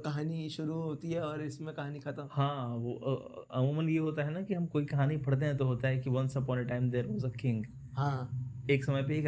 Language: Hindi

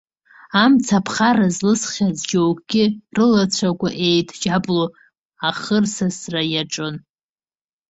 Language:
Abkhazian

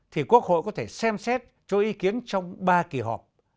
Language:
Vietnamese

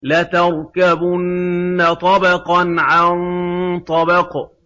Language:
Arabic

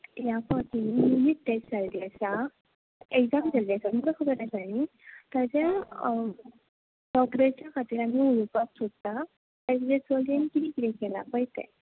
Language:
Konkani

